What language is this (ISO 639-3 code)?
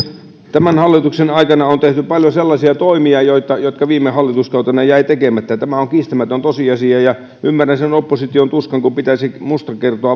fin